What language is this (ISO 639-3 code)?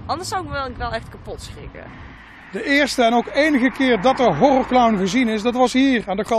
nld